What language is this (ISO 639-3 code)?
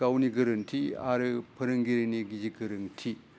brx